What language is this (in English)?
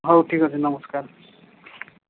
Odia